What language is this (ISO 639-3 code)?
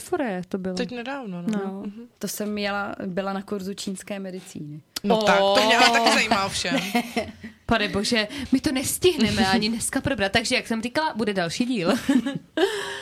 ces